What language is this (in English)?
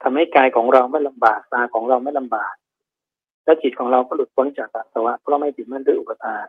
Thai